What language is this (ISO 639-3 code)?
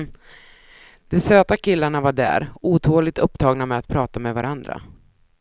swe